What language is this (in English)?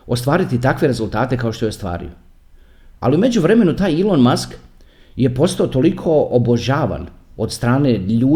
Croatian